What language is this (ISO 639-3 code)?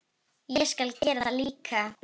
isl